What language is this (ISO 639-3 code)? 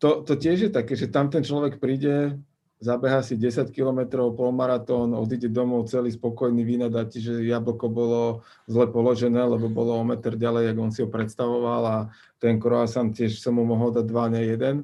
slk